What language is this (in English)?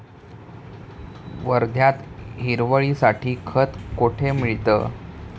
Marathi